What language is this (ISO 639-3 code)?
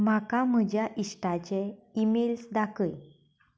kok